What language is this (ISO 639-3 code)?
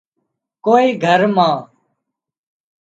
kxp